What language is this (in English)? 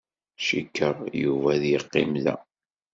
Kabyle